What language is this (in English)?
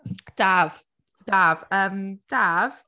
Welsh